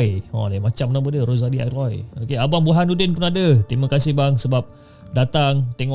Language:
Malay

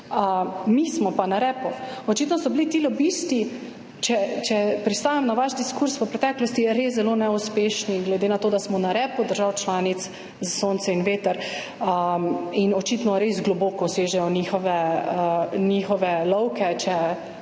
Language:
Slovenian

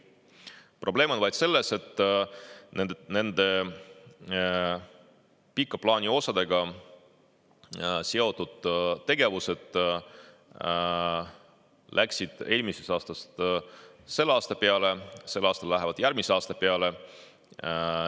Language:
Estonian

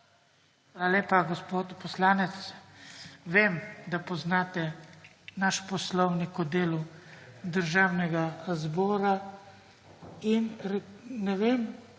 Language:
Slovenian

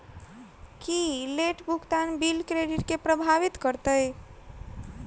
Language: Maithili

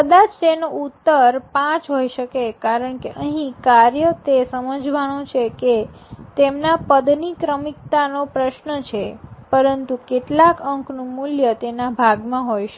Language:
Gujarati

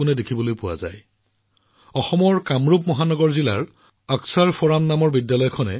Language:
Assamese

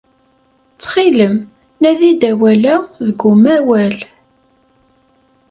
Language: Kabyle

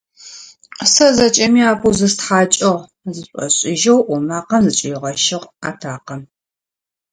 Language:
Adyghe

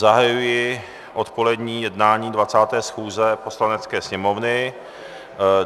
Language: Czech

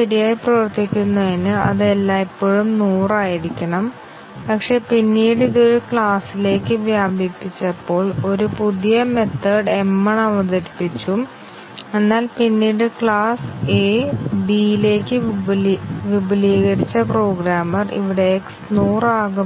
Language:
Malayalam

